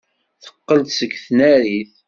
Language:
Kabyle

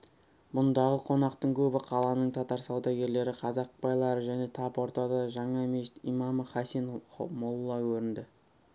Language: Kazakh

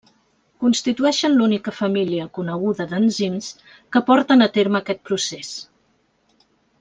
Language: Catalan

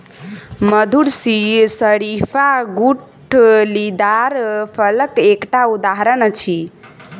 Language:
Maithili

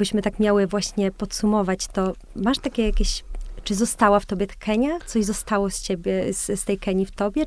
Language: Polish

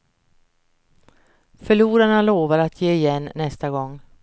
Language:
Swedish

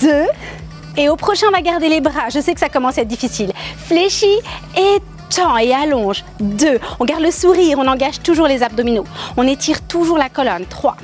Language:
French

